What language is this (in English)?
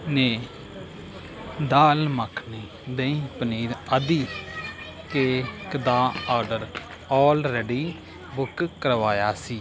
Punjabi